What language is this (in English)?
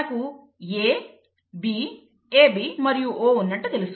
Telugu